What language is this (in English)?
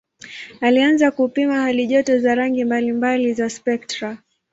Swahili